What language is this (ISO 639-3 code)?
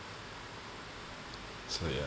eng